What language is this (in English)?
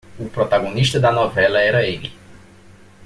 Portuguese